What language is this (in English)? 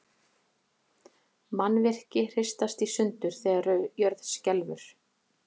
Icelandic